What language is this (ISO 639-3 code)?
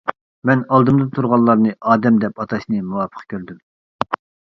uig